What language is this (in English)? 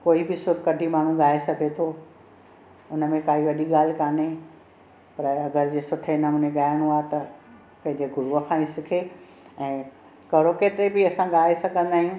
Sindhi